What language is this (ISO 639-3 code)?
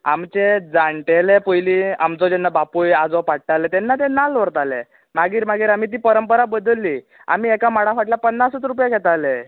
kok